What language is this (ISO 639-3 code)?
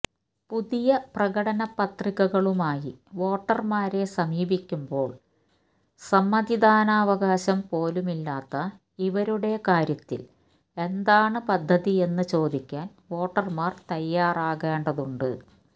mal